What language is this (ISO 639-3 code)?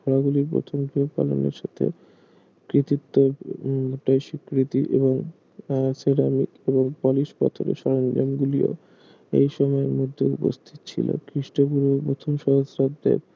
ben